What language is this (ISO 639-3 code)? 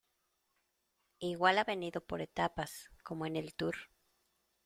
spa